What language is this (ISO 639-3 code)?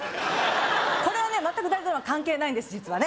jpn